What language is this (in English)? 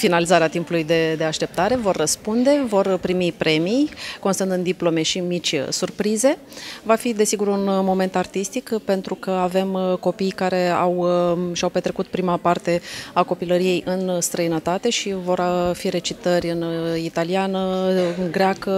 Romanian